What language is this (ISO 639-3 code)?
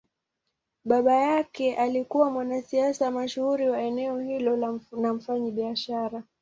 swa